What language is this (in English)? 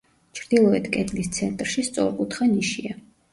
Georgian